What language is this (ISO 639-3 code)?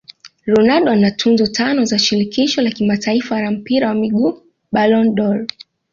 swa